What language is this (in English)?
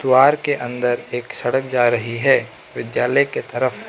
Hindi